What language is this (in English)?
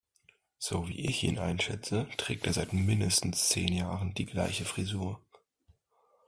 German